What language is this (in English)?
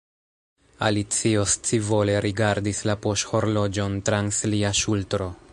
Esperanto